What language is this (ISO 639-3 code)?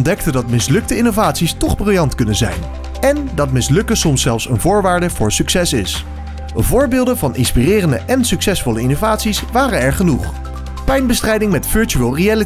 nld